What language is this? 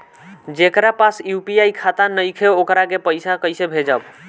Bhojpuri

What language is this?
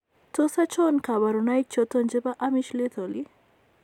Kalenjin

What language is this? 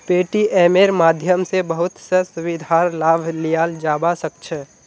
Magahi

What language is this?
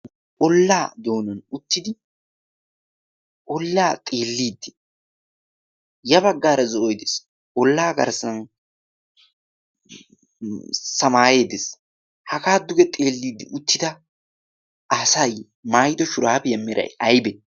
Wolaytta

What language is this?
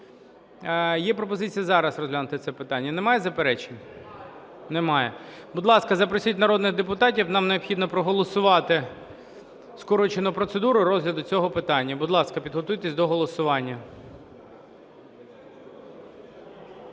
Ukrainian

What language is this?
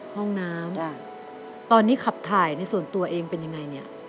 Thai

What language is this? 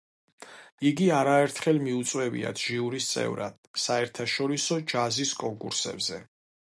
Georgian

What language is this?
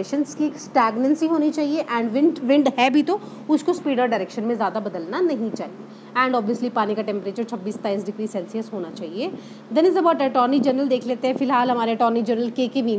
Hindi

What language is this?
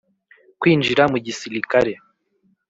Kinyarwanda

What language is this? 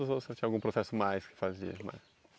Portuguese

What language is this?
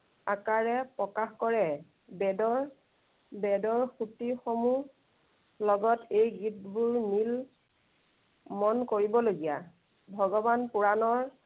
Assamese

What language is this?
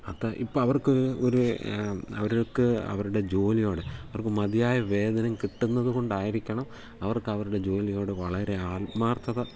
Malayalam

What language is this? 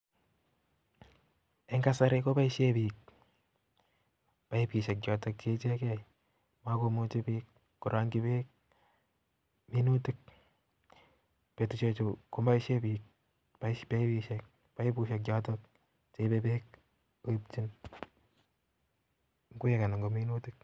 Kalenjin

